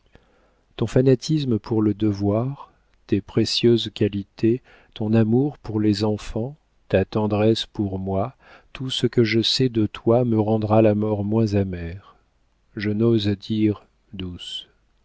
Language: French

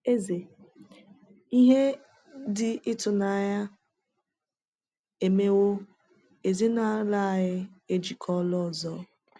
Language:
Igbo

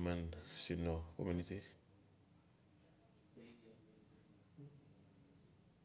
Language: Notsi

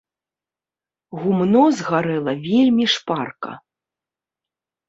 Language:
Belarusian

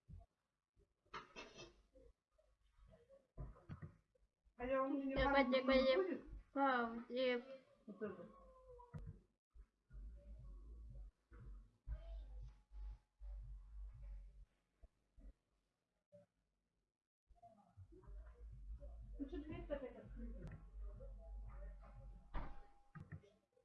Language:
Russian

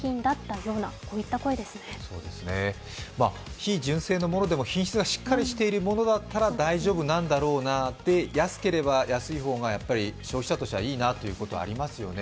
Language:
Japanese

